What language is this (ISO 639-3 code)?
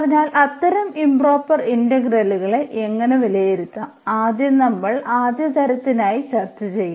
mal